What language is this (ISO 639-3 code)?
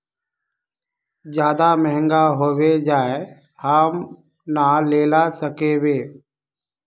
mag